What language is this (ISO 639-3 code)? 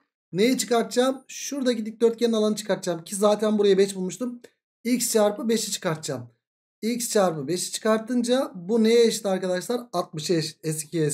tur